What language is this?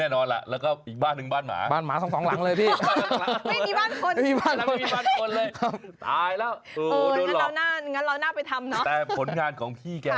Thai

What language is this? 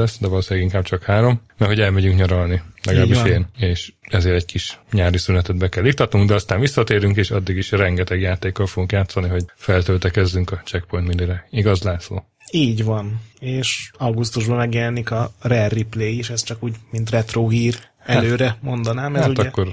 Hungarian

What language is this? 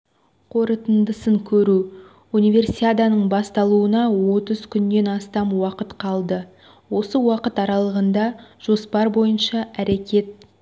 Kazakh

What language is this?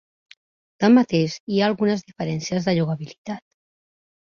Catalan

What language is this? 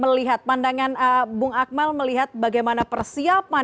Indonesian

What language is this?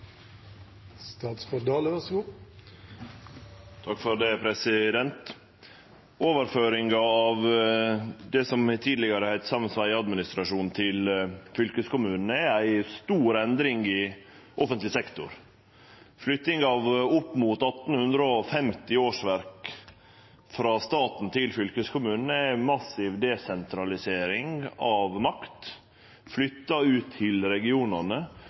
Norwegian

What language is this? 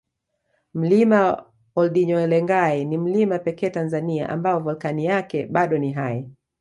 Swahili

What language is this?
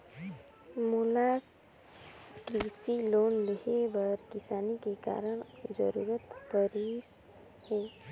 Chhattisgarhi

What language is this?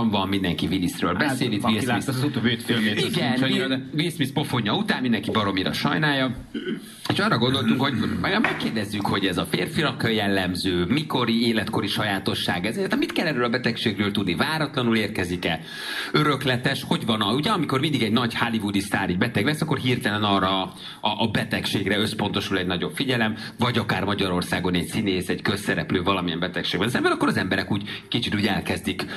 Hungarian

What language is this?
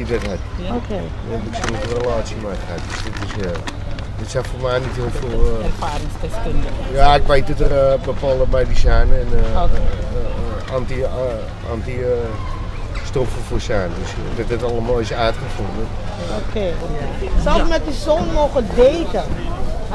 Dutch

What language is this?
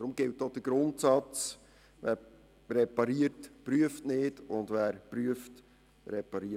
Swiss German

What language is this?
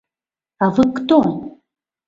Mari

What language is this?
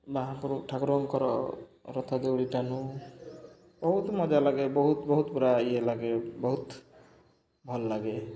Odia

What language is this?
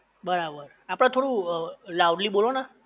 Gujarati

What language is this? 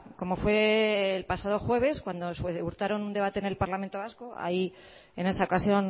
Spanish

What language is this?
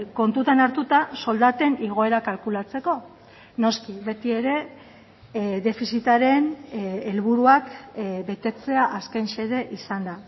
Basque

